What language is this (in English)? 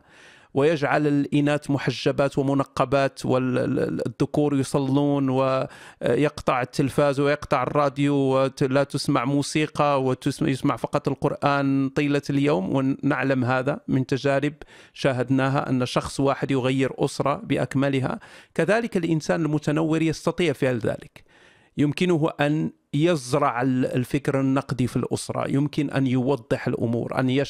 Arabic